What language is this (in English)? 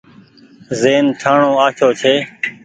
Goaria